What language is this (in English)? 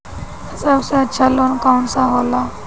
Bhojpuri